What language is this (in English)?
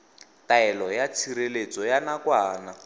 Tswana